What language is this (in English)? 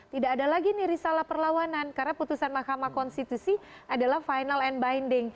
Indonesian